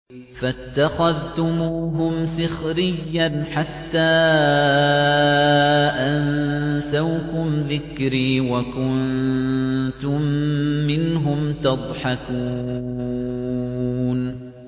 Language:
Arabic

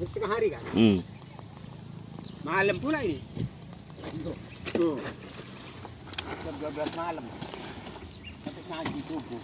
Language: Indonesian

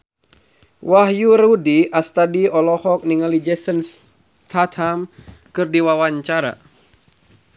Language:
Sundanese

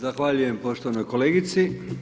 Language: Croatian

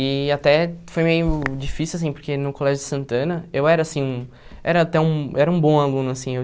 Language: Portuguese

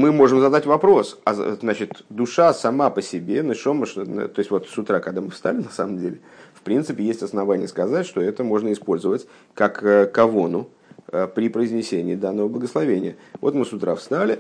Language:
Russian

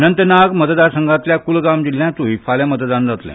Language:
Konkani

